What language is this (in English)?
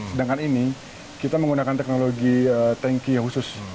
Indonesian